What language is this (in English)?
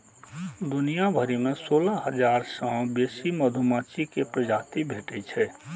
Maithili